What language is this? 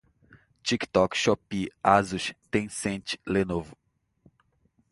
Portuguese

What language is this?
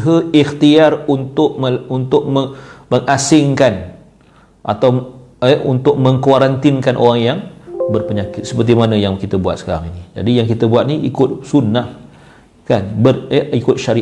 Malay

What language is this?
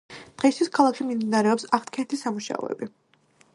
Georgian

